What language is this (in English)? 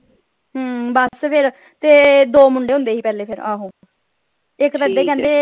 Punjabi